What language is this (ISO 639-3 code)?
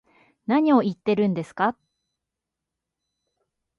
jpn